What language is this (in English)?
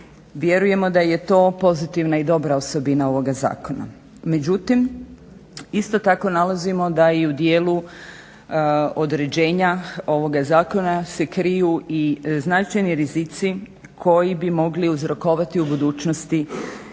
Croatian